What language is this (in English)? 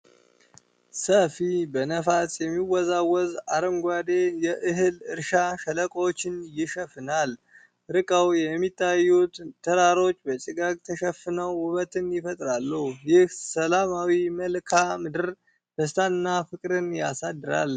Amharic